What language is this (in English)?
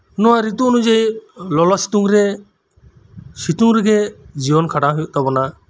Santali